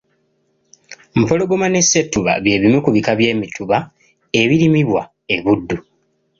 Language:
Ganda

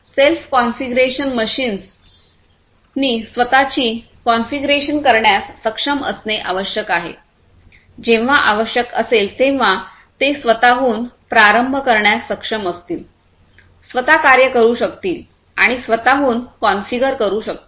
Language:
Marathi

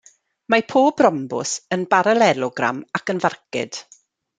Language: Welsh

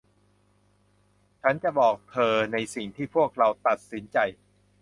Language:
Thai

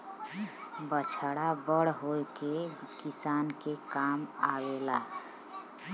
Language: Bhojpuri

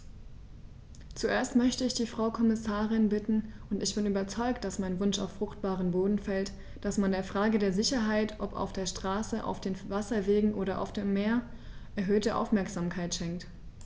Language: German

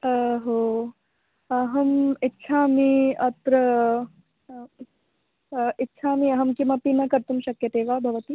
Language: Sanskrit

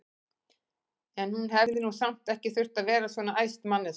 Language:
Icelandic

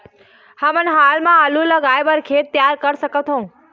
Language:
Chhattisgarhi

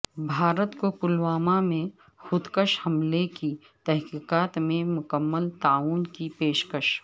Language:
Urdu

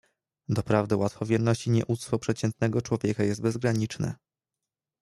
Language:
Polish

